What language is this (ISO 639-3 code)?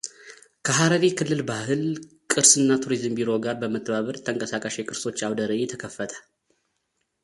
amh